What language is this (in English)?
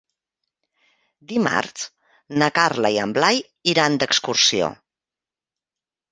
Catalan